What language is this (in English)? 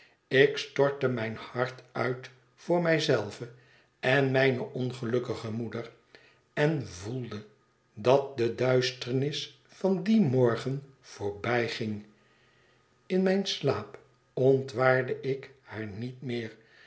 Dutch